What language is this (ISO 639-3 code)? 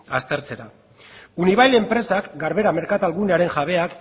eus